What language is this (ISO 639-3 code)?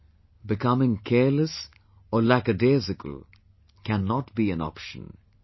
eng